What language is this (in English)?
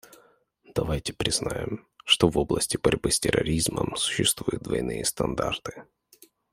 Russian